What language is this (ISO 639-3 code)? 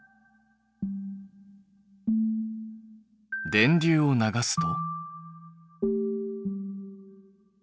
jpn